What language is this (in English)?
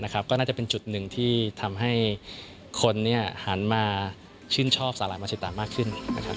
Thai